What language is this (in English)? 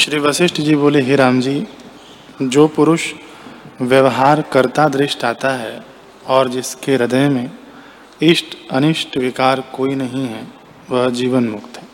Hindi